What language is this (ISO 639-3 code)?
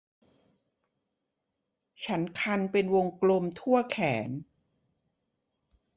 tha